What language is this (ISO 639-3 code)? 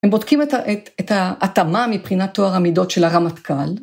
heb